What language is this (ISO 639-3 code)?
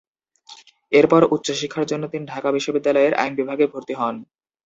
ben